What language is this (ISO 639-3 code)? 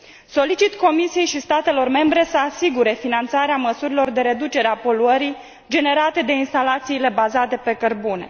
ron